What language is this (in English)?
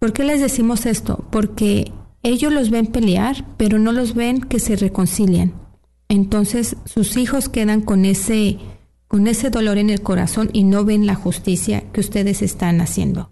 Spanish